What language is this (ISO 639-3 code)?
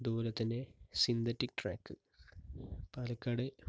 mal